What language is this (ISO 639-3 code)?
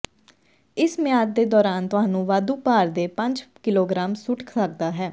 pan